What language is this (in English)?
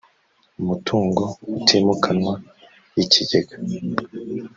Kinyarwanda